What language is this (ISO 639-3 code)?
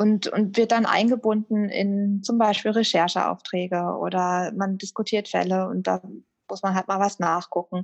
deu